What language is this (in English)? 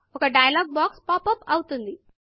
Telugu